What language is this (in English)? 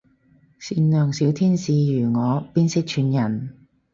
Cantonese